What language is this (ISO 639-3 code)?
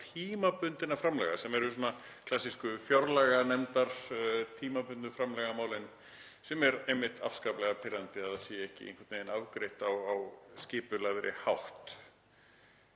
isl